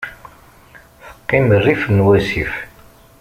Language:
Kabyle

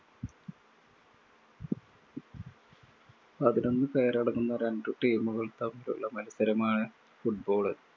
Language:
Malayalam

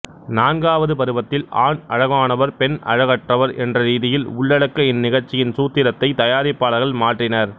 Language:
Tamil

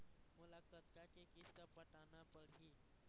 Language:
Chhattisgarhi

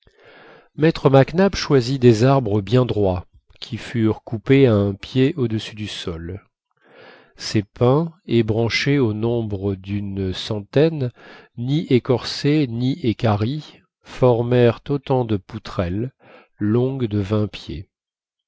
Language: French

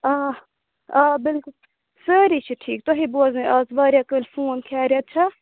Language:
Kashmiri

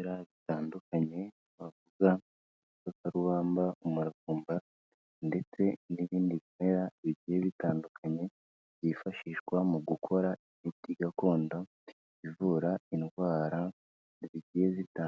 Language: Kinyarwanda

